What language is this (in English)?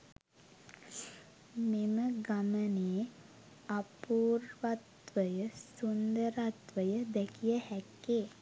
Sinhala